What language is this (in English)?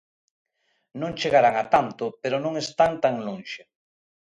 Galician